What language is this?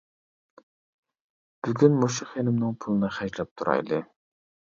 Uyghur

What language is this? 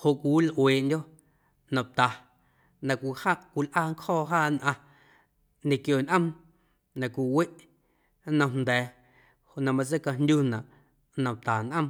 Guerrero Amuzgo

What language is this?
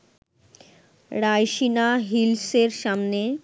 Bangla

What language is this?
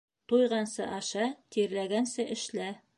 Bashkir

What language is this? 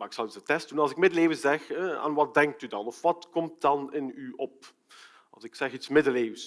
Dutch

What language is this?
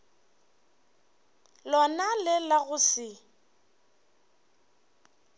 Northern Sotho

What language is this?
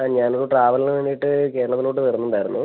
Malayalam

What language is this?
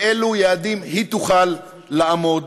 Hebrew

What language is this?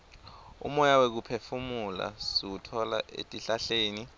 Swati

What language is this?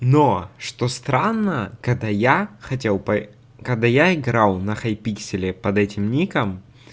Russian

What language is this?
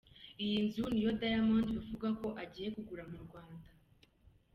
Kinyarwanda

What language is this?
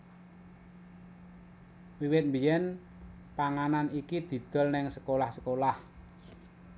Javanese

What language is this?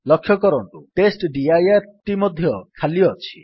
Odia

